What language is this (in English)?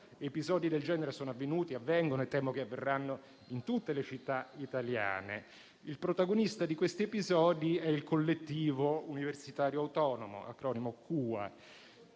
Italian